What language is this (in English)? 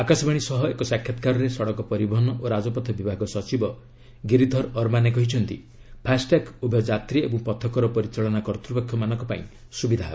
Odia